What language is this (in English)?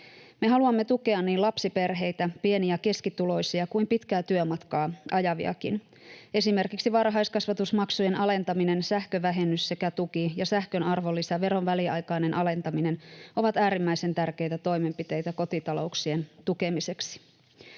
Finnish